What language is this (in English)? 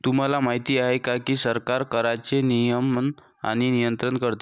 Marathi